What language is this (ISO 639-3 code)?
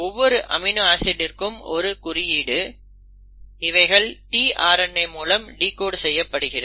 tam